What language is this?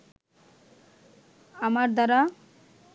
Bangla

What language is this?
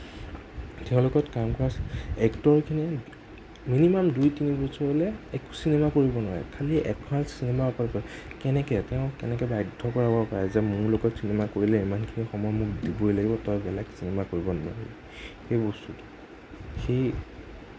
Assamese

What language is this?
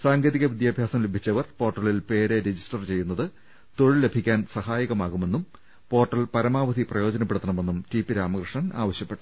Malayalam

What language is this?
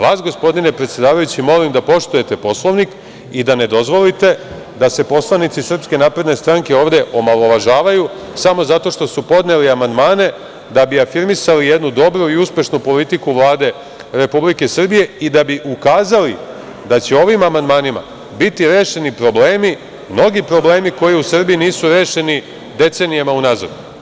Serbian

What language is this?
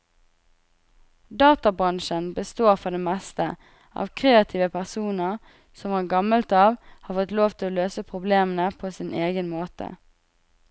Norwegian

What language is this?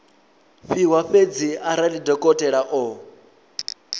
Venda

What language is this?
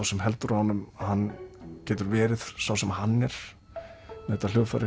Icelandic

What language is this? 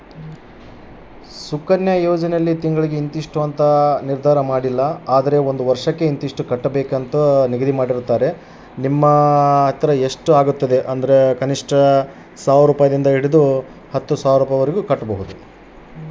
Kannada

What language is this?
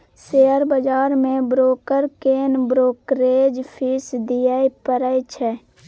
Maithili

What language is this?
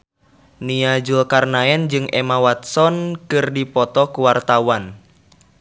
Sundanese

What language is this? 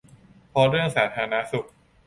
Thai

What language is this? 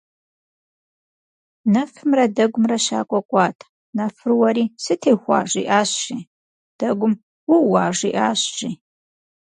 Kabardian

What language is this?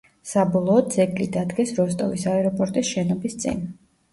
Georgian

